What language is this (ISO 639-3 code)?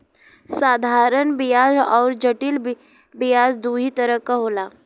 bho